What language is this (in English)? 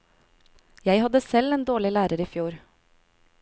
Norwegian